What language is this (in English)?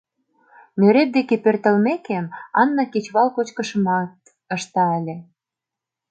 Mari